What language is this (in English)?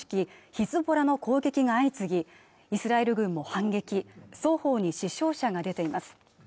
Japanese